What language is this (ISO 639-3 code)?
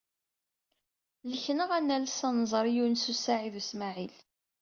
kab